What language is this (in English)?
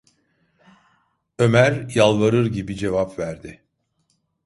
Turkish